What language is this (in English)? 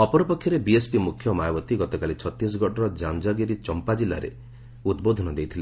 Odia